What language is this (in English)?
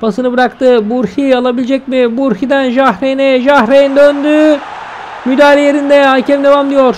Turkish